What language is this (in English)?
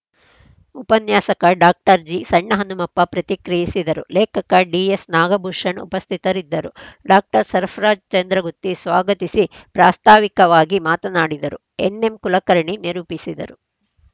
Kannada